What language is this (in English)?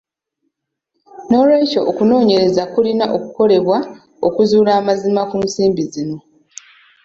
Ganda